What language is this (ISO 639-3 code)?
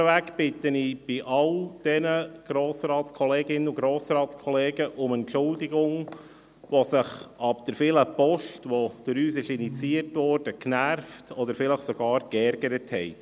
gsw